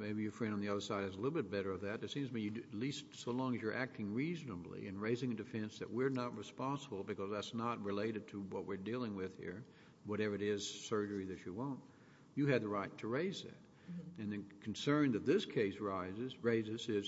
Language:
English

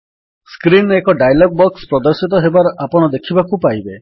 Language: Odia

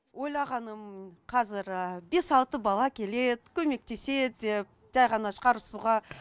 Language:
Kazakh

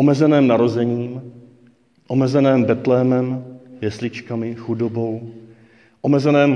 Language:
Czech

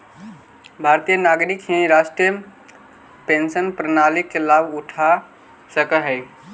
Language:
Magahi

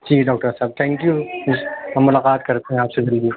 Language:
Urdu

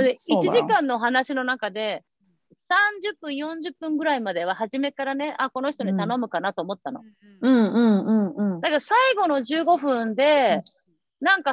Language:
Japanese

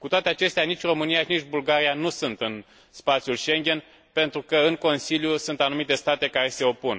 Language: Romanian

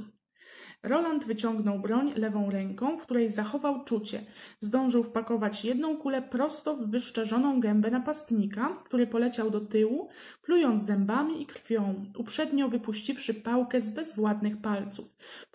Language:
Polish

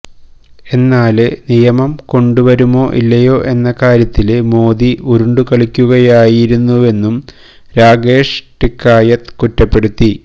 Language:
Malayalam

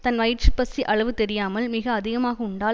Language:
Tamil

